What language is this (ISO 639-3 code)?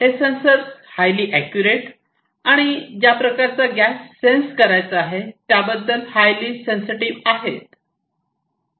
mar